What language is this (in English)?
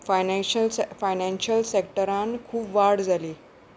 Konkani